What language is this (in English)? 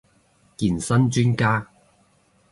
Cantonese